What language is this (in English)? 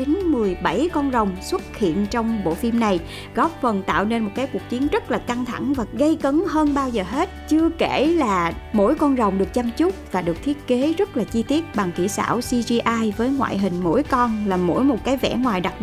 Vietnamese